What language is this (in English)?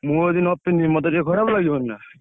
Odia